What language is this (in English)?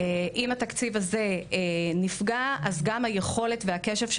Hebrew